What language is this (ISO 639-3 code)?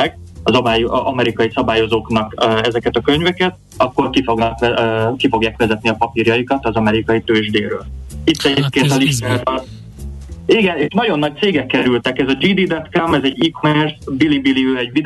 hun